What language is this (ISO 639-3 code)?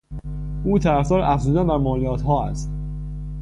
fas